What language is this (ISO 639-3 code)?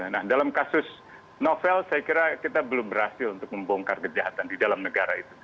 ind